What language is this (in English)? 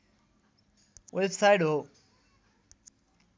Nepali